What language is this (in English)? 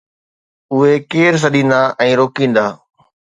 Sindhi